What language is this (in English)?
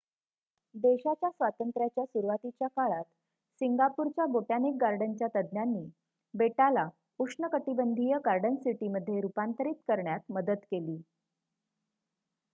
Marathi